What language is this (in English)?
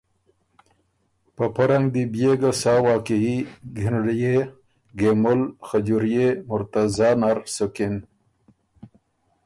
Ormuri